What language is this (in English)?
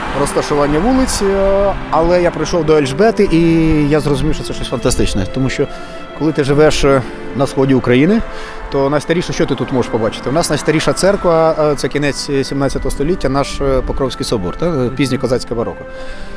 Ukrainian